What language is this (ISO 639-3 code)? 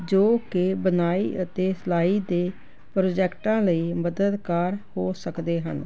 pan